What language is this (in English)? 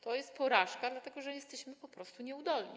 Polish